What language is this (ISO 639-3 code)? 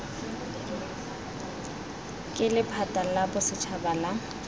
tsn